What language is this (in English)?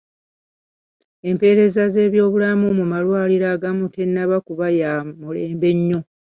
Ganda